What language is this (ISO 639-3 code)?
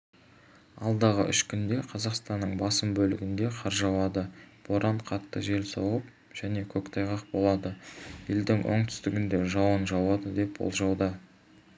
kaz